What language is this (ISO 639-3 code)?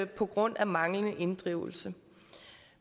dan